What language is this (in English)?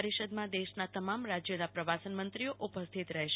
Gujarati